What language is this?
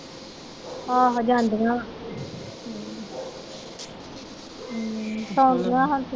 Punjabi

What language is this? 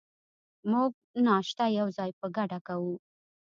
Pashto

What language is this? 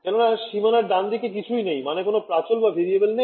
Bangla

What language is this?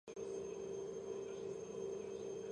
Georgian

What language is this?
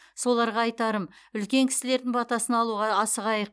Kazakh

